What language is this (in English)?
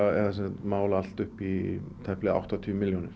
Icelandic